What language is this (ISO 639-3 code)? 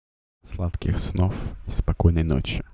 rus